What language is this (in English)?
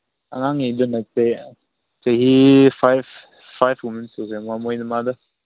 Manipuri